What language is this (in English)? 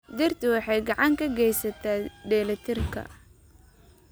Somali